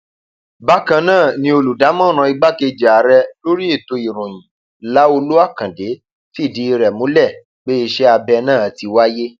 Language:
Yoruba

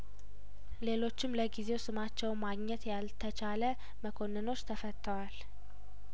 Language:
Amharic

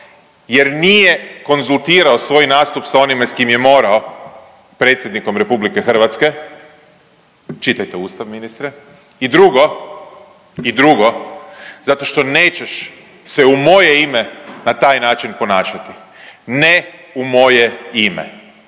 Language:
Croatian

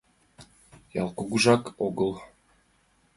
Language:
Mari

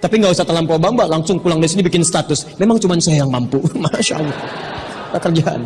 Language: Indonesian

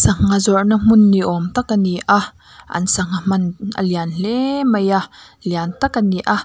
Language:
Mizo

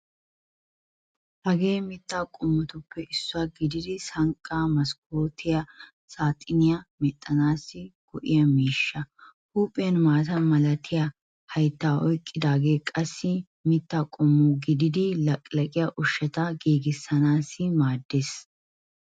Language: Wolaytta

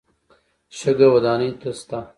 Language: Pashto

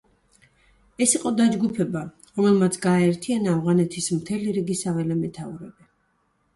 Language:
Georgian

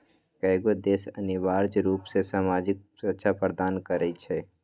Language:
Magahi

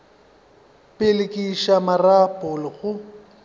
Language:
Northern Sotho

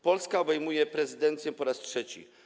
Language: Polish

